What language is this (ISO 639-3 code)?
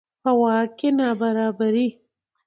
pus